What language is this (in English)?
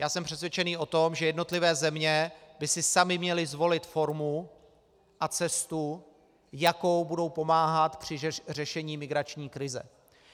Czech